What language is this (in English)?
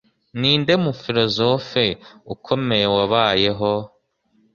Kinyarwanda